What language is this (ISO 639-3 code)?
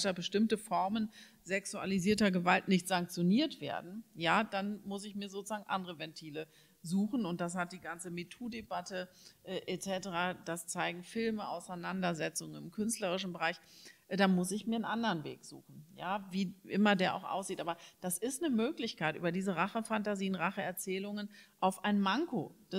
deu